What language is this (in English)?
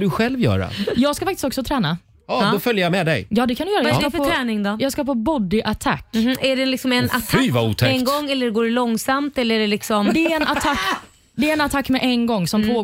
Swedish